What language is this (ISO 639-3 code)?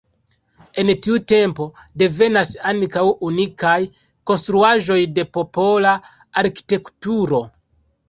epo